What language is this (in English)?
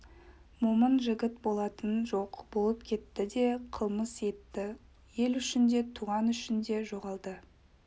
Kazakh